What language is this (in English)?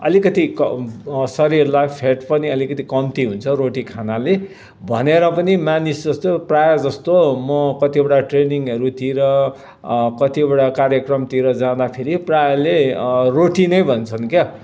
Nepali